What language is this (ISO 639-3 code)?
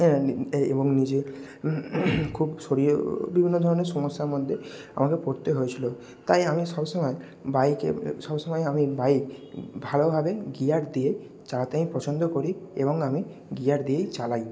ben